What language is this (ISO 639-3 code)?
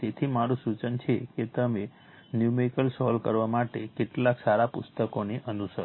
guj